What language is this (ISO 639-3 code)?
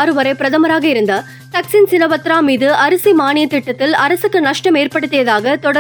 tam